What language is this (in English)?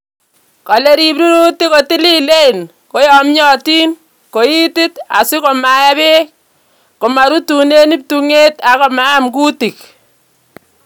Kalenjin